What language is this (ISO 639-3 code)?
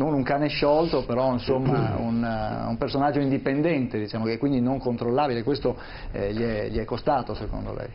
ita